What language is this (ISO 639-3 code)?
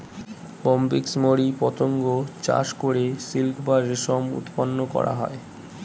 ben